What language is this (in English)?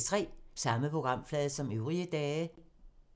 Danish